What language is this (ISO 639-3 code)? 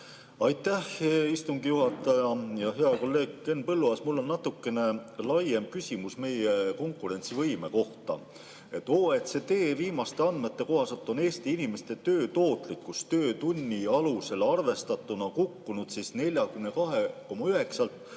est